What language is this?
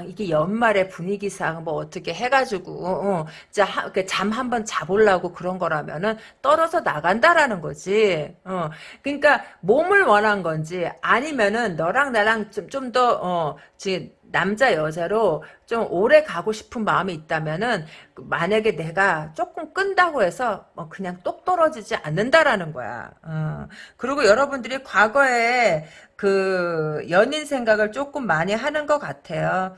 Korean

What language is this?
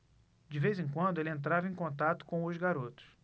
Portuguese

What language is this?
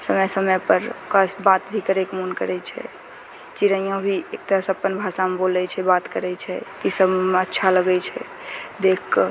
Maithili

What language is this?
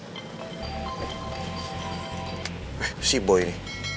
Indonesian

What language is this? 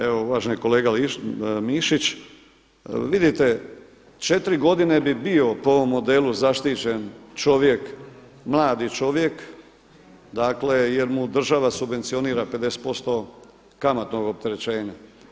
Croatian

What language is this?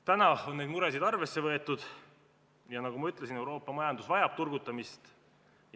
Estonian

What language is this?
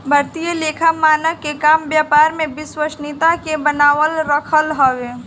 Bhojpuri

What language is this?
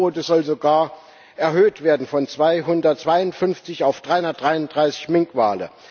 German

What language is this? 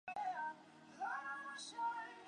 Chinese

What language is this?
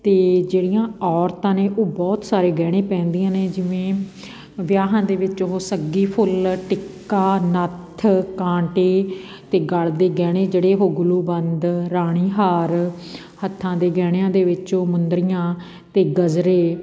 Punjabi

